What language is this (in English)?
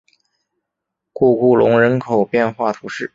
Chinese